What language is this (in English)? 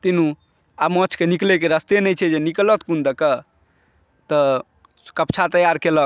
Maithili